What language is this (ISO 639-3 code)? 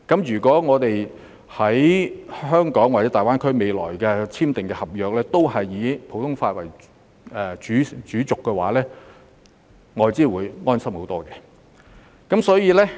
yue